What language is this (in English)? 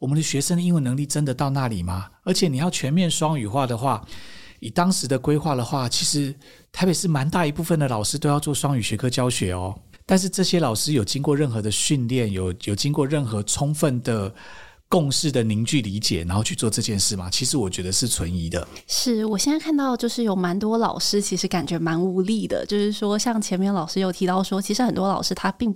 Chinese